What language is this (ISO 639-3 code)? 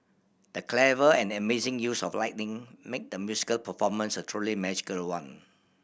eng